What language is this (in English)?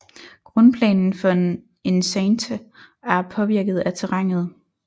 Danish